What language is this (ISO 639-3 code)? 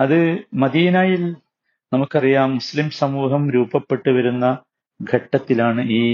mal